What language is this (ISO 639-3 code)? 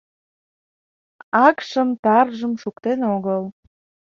chm